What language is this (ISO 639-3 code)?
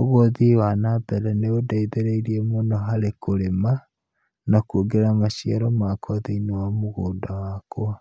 kik